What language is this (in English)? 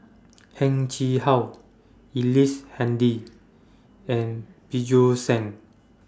English